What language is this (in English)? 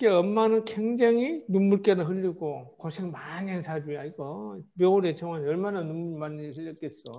Korean